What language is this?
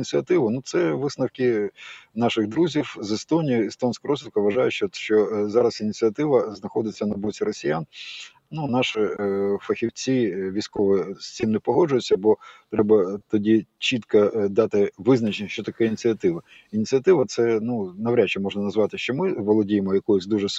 Ukrainian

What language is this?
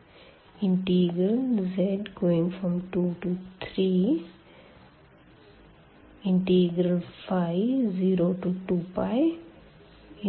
Hindi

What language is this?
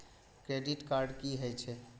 Maithili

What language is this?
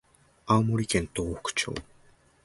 Japanese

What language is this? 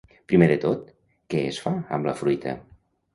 Catalan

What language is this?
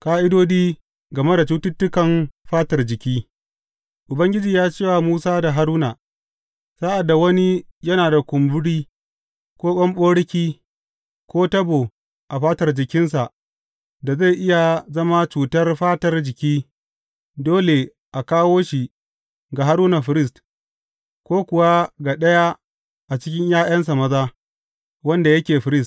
Hausa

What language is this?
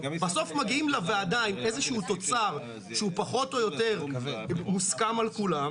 Hebrew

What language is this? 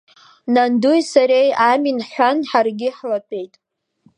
Abkhazian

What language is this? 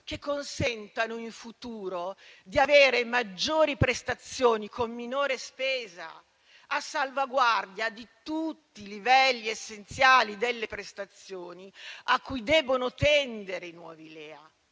Italian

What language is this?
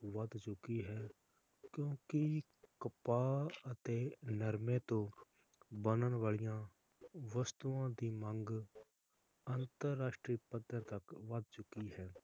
Punjabi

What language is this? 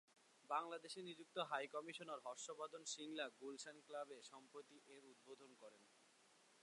Bangla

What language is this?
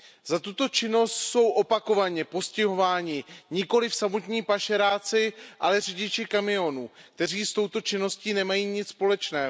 Czech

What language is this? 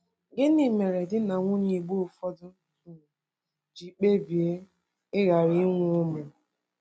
Igbo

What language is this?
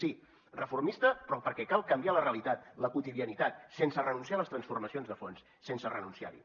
Catalan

